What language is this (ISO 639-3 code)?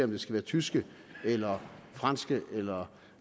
dan